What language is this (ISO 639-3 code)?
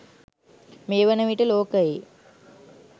sin